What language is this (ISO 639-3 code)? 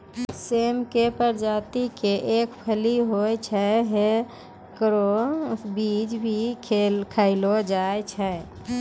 mai